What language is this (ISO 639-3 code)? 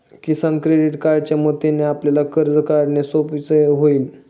mar